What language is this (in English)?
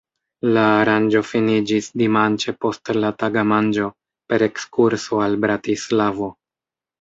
Esperanto